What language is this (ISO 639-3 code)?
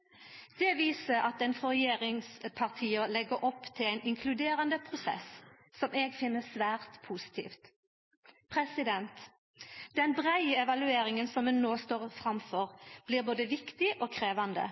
nno